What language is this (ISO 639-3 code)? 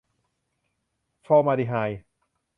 tha